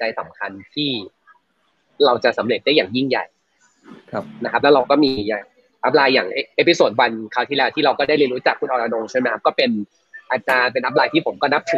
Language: Thai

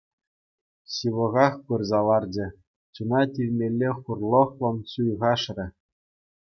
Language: Chuvash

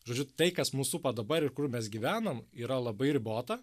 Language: Lithuanian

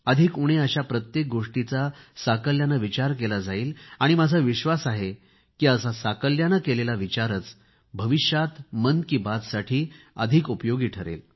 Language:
Marathi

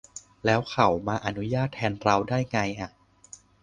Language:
Thai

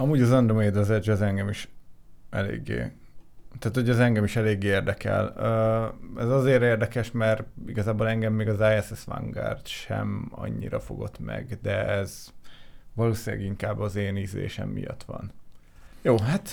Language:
Hungarian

